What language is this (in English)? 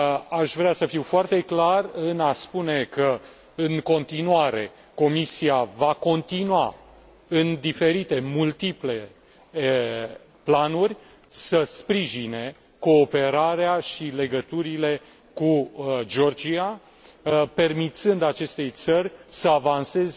Romanian